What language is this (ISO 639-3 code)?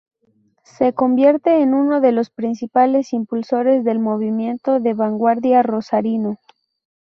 spa